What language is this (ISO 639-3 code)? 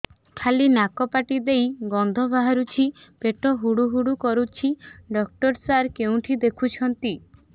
ori